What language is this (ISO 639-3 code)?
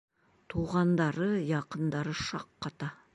bak